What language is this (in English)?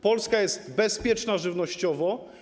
Polish